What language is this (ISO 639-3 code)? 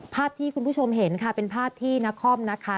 tha